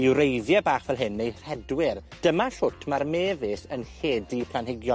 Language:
Welsh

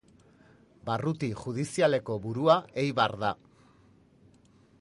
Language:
Basque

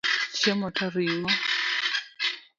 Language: Luo (Kenya and Tanzania)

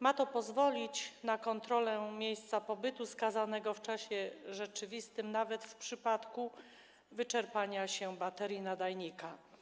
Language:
Polish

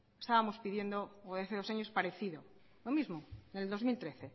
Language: Spanish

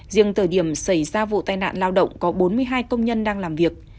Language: Vietnamese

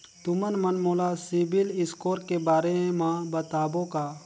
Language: Chhattisgarhi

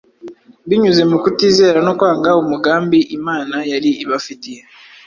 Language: Kinyarwanda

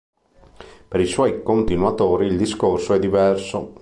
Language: Italian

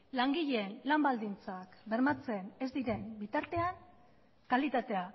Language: Basque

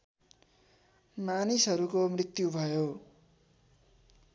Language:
Nepali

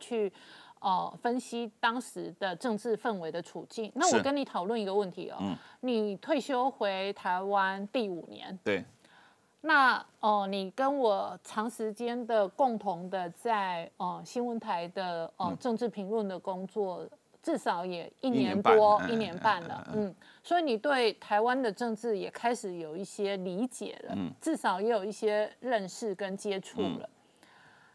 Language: Chinese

